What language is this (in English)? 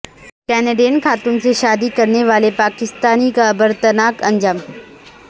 Urdu